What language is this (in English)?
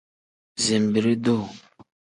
Tem